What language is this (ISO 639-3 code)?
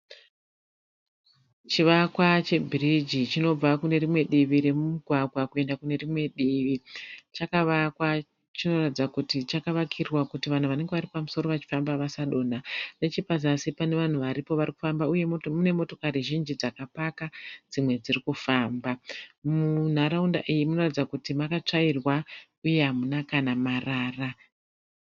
sna